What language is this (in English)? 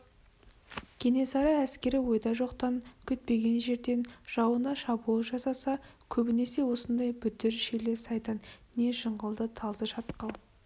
Kazakh